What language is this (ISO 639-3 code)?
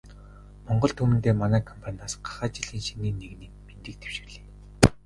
mon